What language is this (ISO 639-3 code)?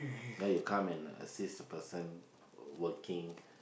eng